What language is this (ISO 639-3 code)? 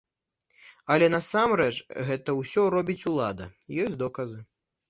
bel